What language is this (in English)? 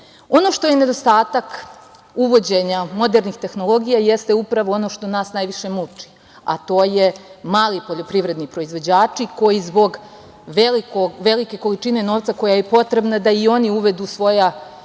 Serbian